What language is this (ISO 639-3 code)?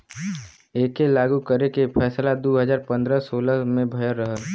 bho